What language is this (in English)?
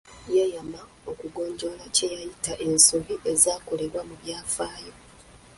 Ganda